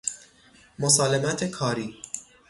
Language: Persian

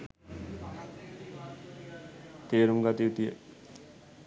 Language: Sinhala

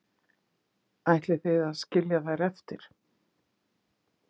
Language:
Icelandic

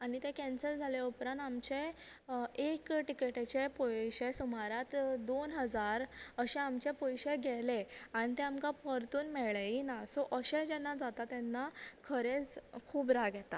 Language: Konkani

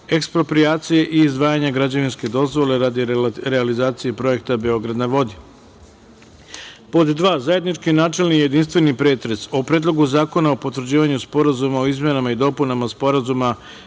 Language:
Serbian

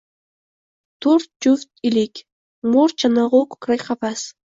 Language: Uzbek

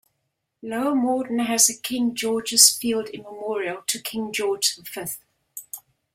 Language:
English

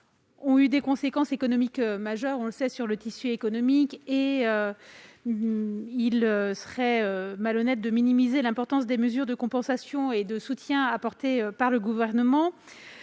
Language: French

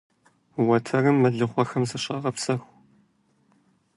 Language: Kabardian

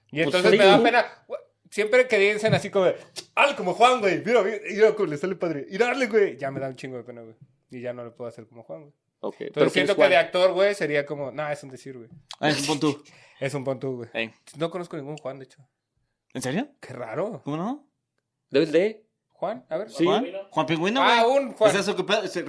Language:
Spanish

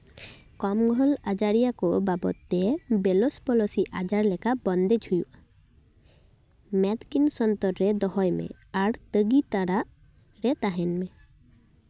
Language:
Santali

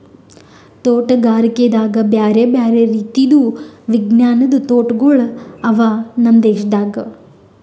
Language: Kannada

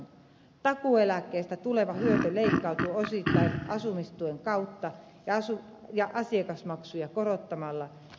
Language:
Finnish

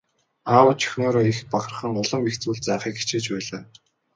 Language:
Mongolian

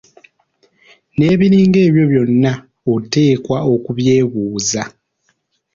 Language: Ganda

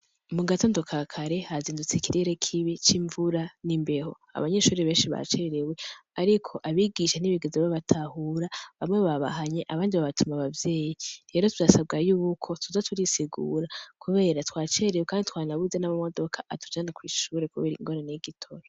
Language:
Rundi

